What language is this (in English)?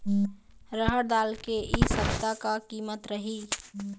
Chhattisgarhi